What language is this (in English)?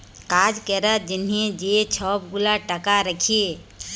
Bangla